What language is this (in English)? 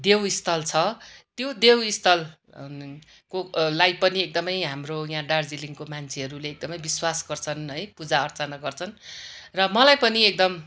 Nepali